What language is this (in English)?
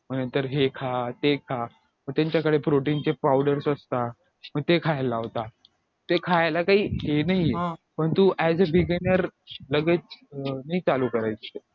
Marathi